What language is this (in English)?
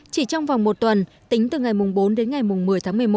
Vietnamese